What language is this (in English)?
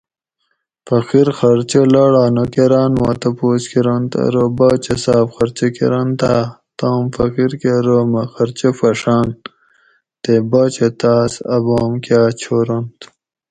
Gawri